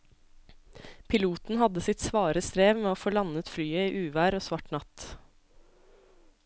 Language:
Norwegian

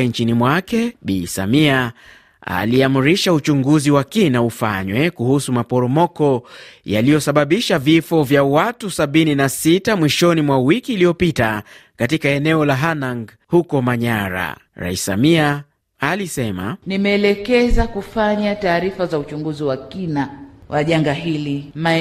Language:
Swahili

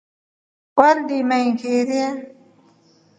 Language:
Rombo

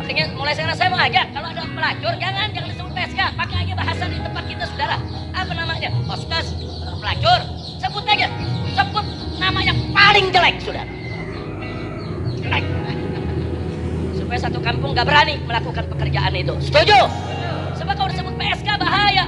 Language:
Indonesian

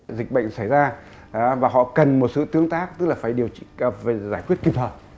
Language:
Vietnamese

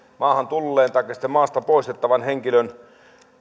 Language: Finnish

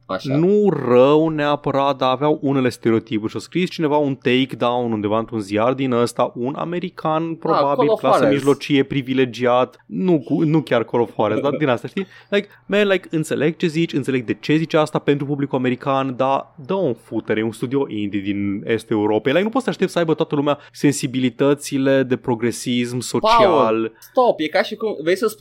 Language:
Romanian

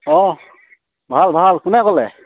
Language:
Assamese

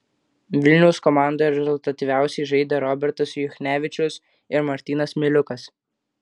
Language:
Lithuanian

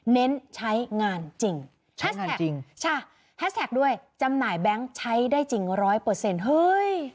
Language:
Thai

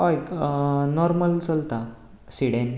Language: Konkani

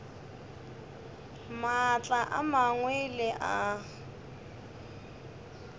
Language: Northern Sotho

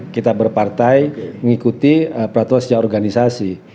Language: Indonesian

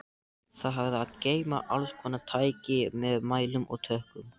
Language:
Icelandic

